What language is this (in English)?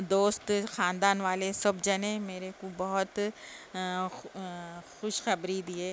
Urdu